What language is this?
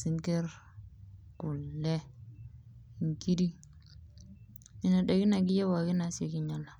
Masai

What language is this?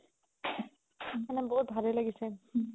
Assamese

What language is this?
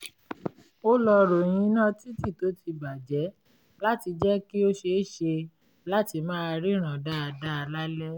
Yoruba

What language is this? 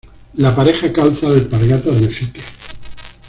Spanish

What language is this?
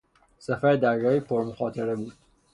Persian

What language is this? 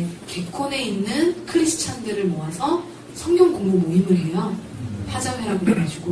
Korean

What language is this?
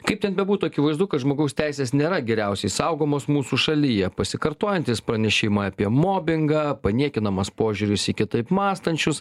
Lithuanian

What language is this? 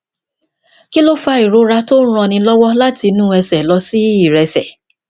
Yoruba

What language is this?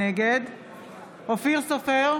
Hebrew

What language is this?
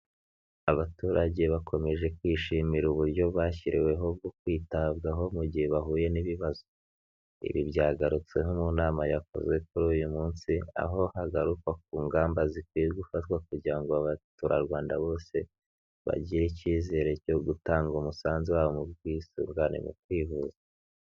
Kinyarwanda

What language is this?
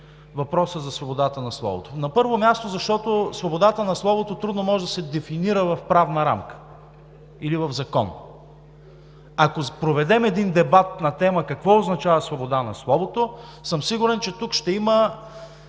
Bulgarian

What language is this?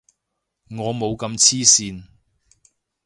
Cantonese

